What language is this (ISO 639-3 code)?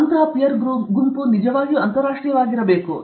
kan